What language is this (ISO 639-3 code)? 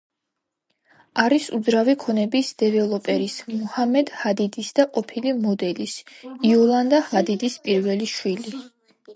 kat